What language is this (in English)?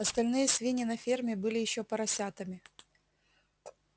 Russian